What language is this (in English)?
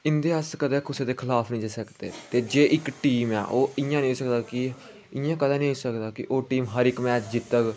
Dogri